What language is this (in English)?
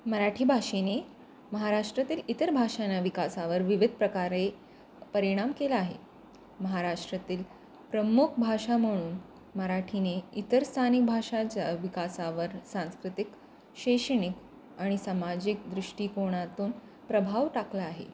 Marathi